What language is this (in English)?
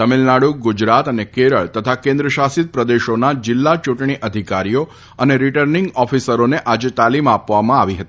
Gujarati